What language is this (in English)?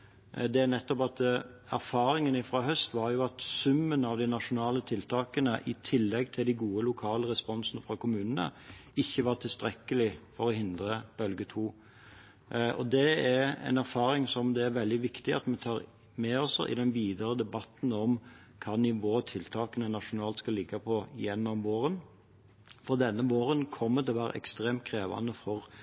Norwegian Bokmål